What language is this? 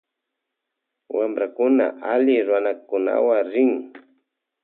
Loja Highland Quichua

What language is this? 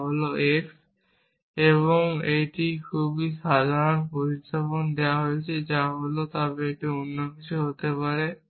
Bangla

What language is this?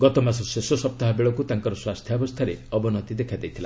Odia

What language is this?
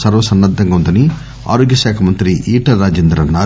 Telugu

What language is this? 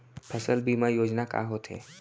Chhattisgarhi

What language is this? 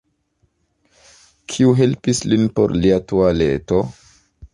Esperanto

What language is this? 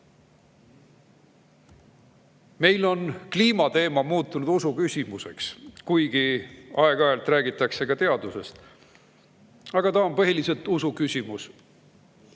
Estonian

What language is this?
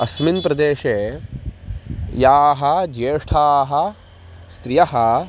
Sanskrit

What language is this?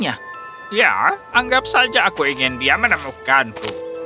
Indonesian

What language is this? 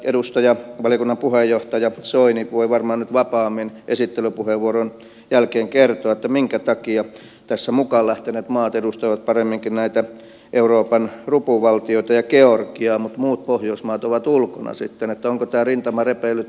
Finnish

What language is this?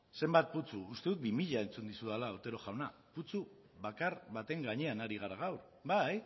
Basque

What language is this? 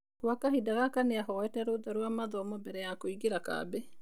Kikuyu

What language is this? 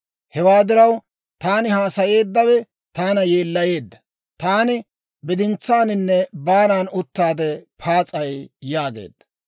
Dawro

